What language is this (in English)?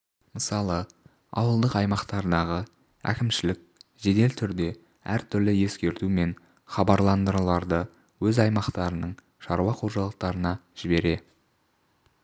Kazakh